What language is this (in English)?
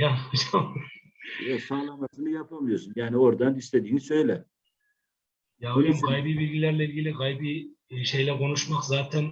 Turkish